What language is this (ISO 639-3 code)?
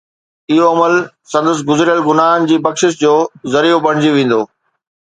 snd